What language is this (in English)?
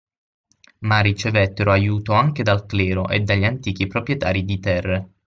Italian